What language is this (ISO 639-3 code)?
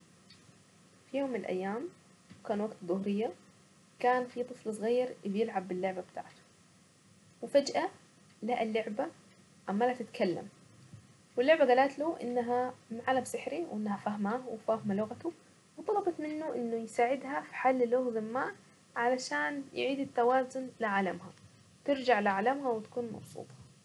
aec